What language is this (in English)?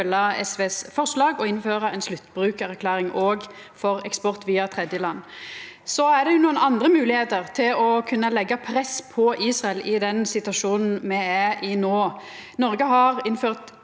Norwegian